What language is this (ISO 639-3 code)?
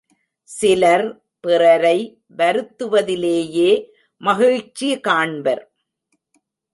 tam